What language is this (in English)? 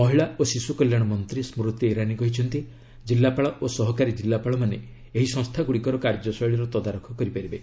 Odia